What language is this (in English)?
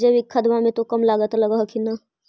Magahi